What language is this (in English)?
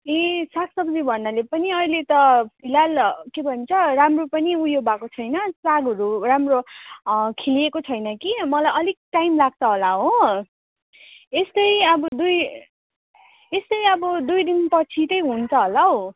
Nepali